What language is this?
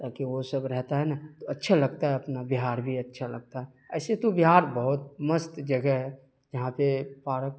Urdu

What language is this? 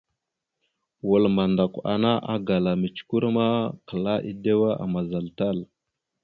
Mada (Cameroon)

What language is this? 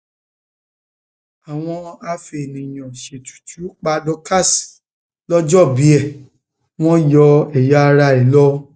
Yoruba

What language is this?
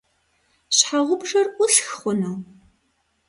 Kabardian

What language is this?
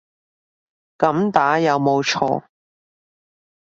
Cantonese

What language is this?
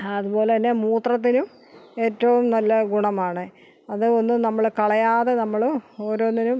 Malayalam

